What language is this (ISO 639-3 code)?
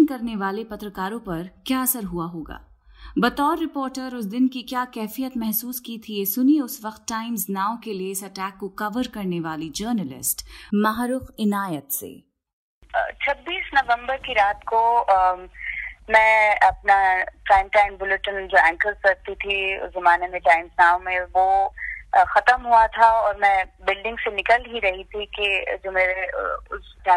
hin